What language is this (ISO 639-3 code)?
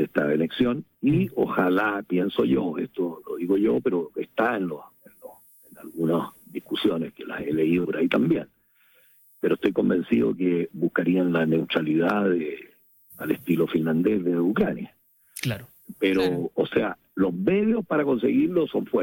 spa